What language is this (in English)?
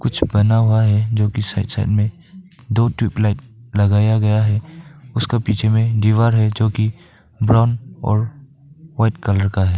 Hindi